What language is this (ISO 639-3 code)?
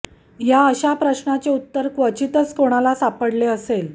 mar